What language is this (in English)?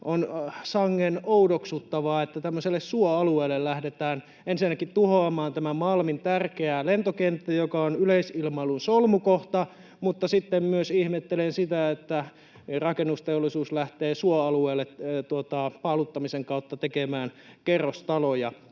Finnish